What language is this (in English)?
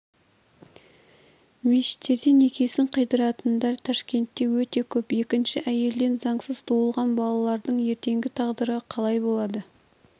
Kazakh